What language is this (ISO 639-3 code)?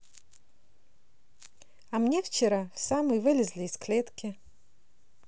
rus